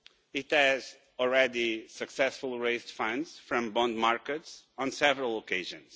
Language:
English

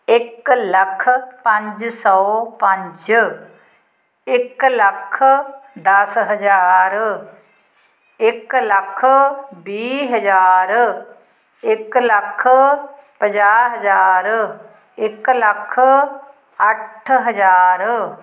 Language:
Punjabi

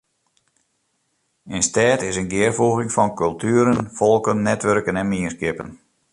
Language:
Western Frisian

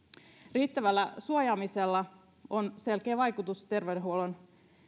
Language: Finnish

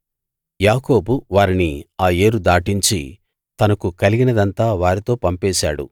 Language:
Telugu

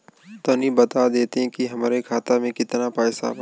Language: Bhojpuri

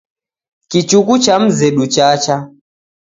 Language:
Taita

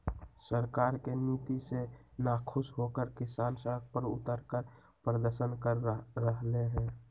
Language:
Magahi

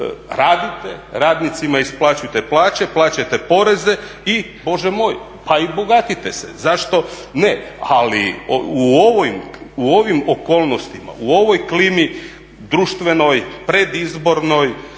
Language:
Croatian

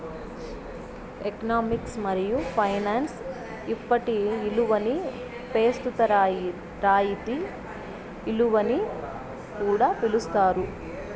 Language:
Telugu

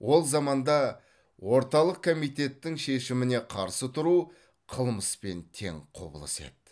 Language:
Kazakh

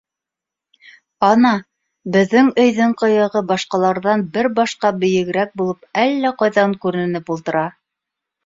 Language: Bashkir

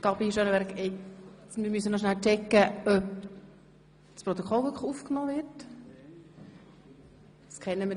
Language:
Swiss German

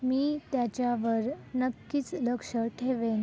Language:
Marathi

